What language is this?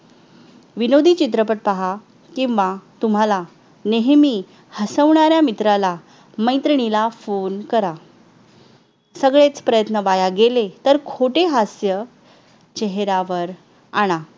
Marathi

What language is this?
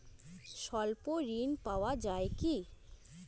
Bangla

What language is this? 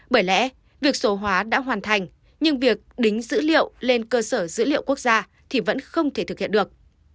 Vietnamese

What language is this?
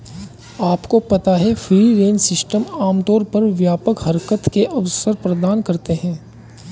Hindi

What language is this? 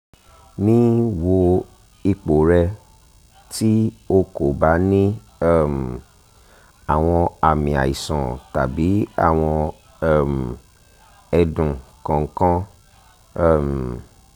Yoruba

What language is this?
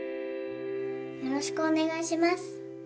Japanese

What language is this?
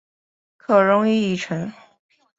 Chinese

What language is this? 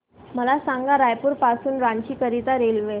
Marathi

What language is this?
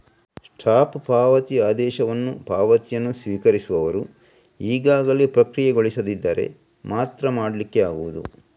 Kannada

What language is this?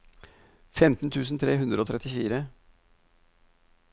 Norwegian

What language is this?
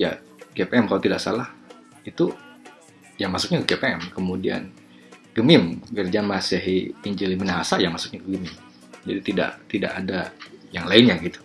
Indonesian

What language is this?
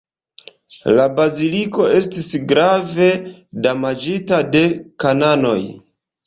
Esperanto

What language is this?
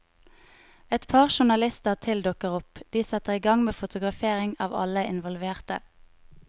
Norwegian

